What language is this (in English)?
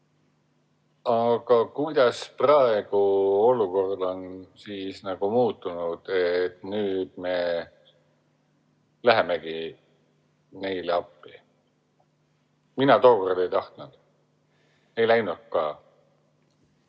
Estonian